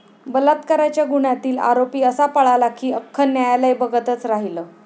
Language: Marathi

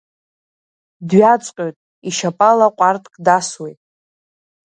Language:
Abkhazian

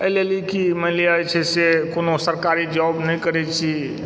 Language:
Maithili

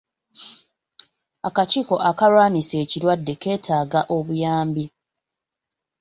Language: Ganda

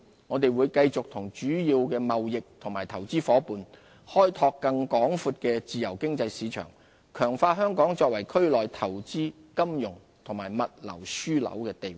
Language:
Cantonese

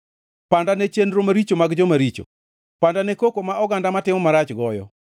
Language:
Luo (Kenya and Tanzania)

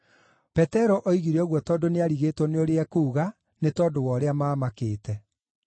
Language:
Kikuyu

